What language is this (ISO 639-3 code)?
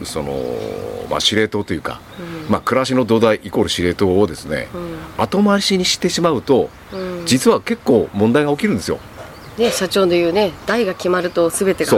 jpn